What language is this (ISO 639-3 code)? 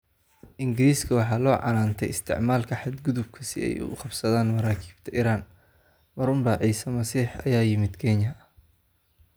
som